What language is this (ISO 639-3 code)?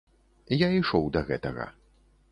bel